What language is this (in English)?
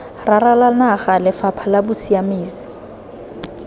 Tswana